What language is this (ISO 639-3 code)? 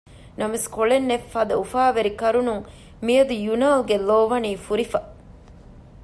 div